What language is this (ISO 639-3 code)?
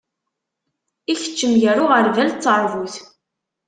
kab